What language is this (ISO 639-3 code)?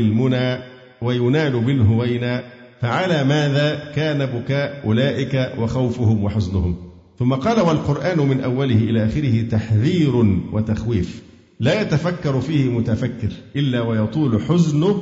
ara